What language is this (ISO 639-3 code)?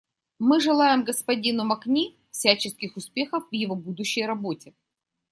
rus